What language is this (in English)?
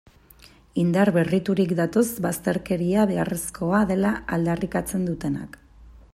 Basque